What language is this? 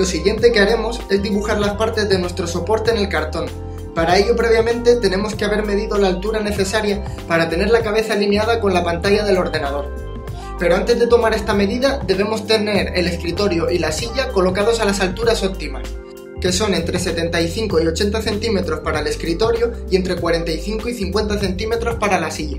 Spanish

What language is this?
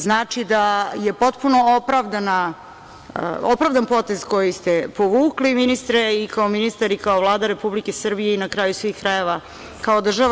Serbian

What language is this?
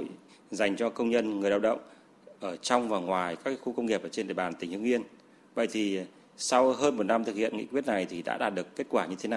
Vietnamese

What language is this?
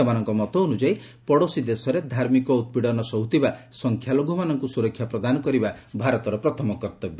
Odia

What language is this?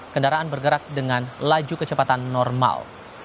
Indonesian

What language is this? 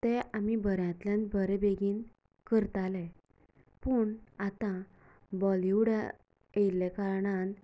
Konkani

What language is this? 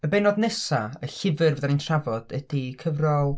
Welsh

